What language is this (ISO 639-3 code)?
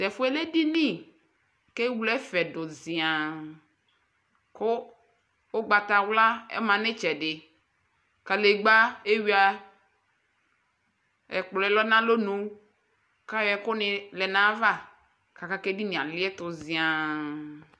kpo